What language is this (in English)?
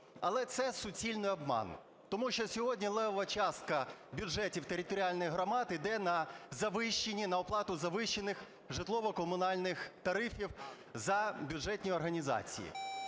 Ukrainian